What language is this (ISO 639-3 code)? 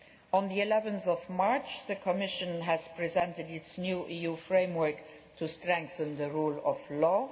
eng